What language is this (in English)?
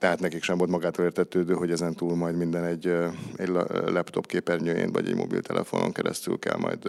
Hungarian